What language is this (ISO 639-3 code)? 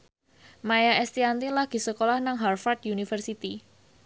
jav